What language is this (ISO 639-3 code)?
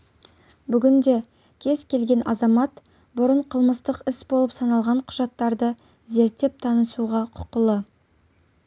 kaz